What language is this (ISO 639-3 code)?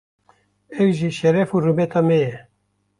kur